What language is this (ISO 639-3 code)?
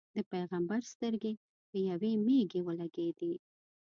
pus